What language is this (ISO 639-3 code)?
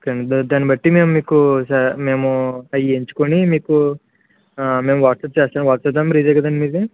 tel